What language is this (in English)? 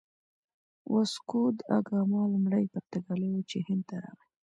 Pashto